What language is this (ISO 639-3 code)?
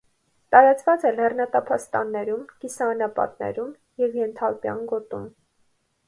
hye